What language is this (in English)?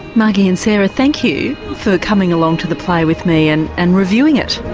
English